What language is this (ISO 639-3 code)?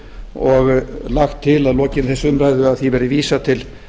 isl